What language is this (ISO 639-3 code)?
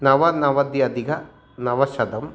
san